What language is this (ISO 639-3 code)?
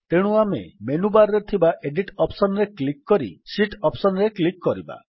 ori